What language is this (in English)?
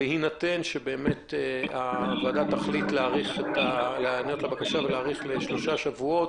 Hebrew